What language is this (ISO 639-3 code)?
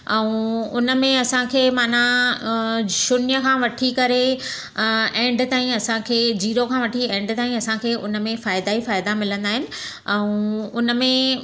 snd